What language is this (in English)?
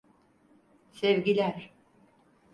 Turkish